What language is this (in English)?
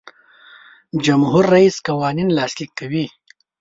Pashto